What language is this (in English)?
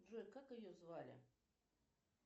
Russian